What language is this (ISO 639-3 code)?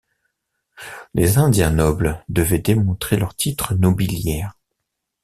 fra